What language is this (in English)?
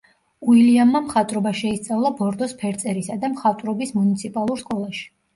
Georgian